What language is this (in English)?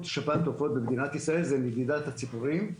Hebrew